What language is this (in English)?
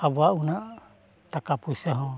Santali